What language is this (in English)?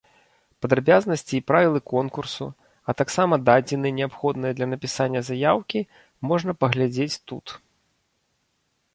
Belarusian